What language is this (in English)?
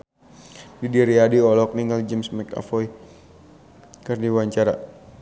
Sundanese